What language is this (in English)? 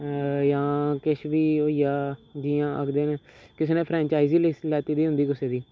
Dogri